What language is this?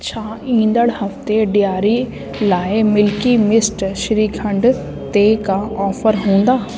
Sindhi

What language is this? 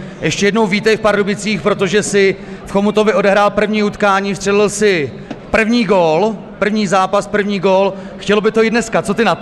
Czech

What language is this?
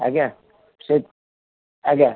Odia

